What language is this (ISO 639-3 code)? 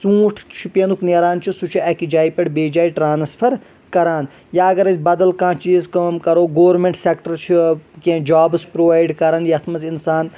kas